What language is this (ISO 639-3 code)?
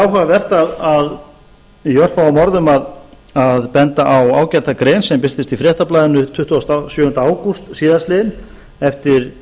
isl